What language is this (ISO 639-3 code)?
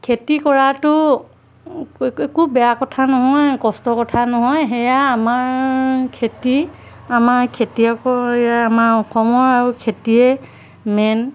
asm